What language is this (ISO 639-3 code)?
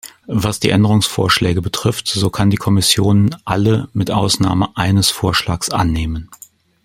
deu